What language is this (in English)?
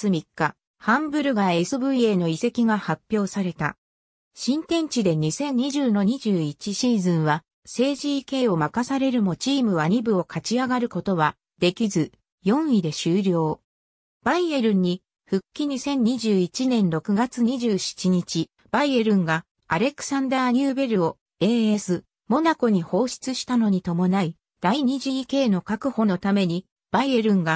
Japanese